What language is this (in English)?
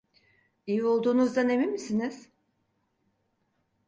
Turkish